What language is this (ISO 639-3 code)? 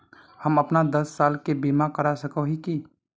mag